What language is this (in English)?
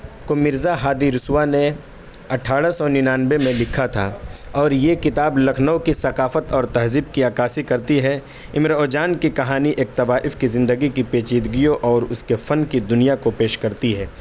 Urdu